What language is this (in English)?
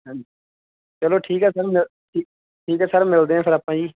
Punjabi